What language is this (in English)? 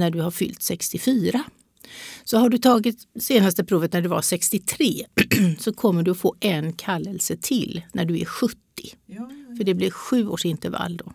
Swedish